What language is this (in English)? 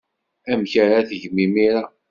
Kabyle